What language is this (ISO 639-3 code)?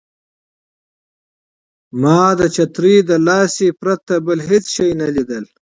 pus